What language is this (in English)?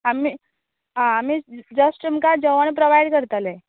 Konkani